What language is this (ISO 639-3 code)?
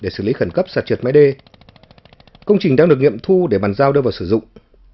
vie